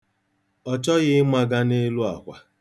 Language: Igbo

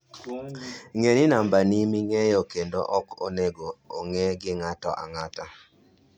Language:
Luo (Kenya and Tanzania)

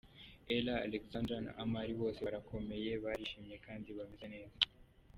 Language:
Kinyarwanda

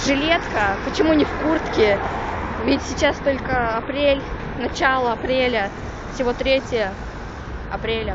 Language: Russian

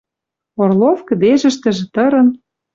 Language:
Western Mari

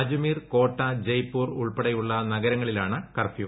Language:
Malayalam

